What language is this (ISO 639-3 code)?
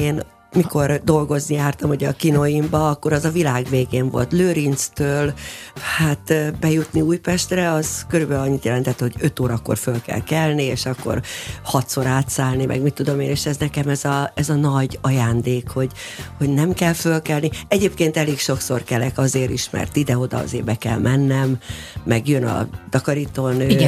hun